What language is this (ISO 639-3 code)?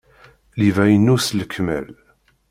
kab